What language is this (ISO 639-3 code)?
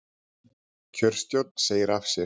isl